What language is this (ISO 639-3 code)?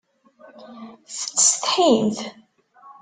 kab